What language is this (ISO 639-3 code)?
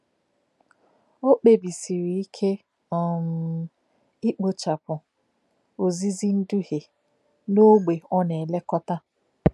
ibo